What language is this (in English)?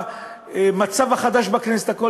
Hebrew